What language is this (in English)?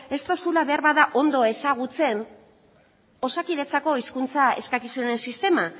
Basque